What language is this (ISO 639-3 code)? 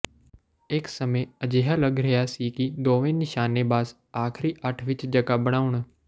pan